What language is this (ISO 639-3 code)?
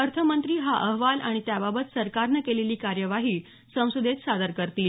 mar